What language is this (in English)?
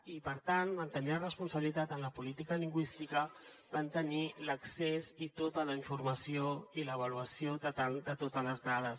Catalan